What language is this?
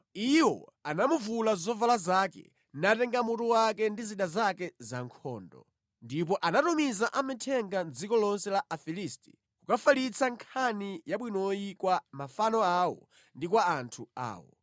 Nyanja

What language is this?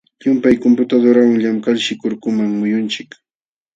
Jauja Wanca Quechua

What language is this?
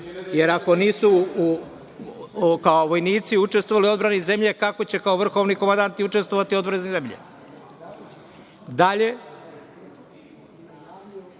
Serbian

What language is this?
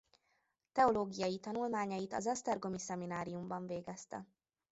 Hungarian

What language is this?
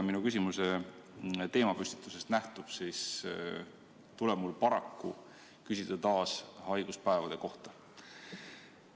Estonian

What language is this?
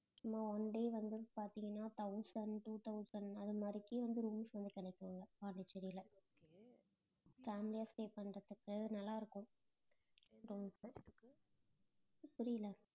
Tamil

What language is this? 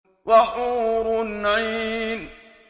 Arabic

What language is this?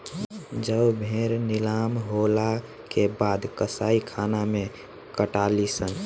Bhojpuri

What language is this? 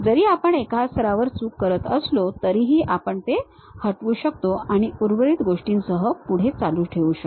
Marathi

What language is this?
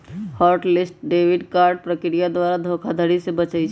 Magahi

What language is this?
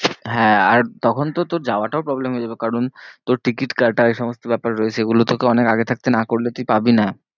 Bangla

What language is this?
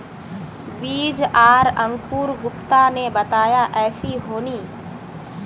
Magahi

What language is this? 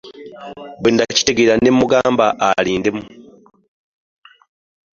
Ganda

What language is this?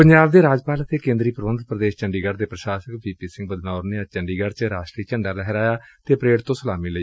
Punjabi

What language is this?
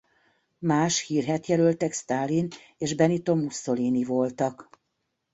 Hungarian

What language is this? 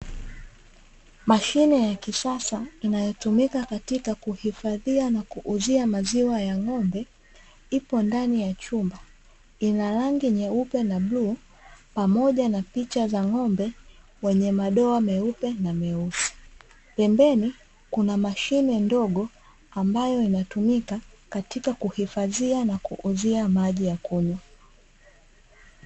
Swahili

